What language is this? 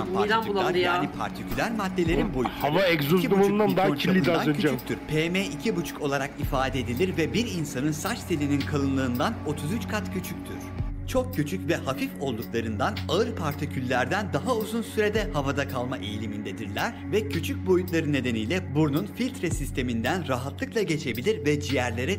Turkish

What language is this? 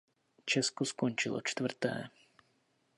Czech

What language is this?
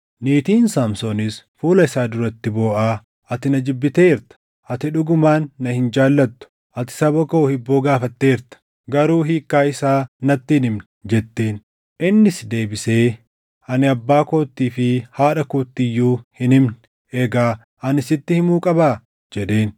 Oromo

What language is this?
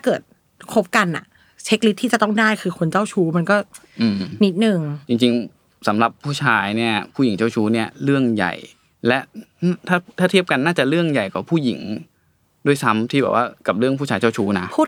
Thai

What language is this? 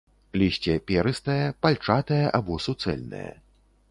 Belarusian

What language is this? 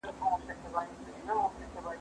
Pashto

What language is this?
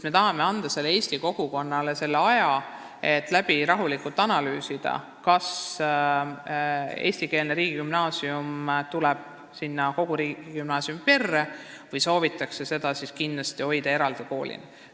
Estonian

